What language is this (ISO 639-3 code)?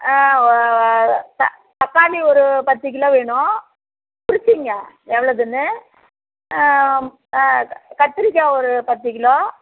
tam